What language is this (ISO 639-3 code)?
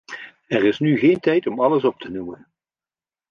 nld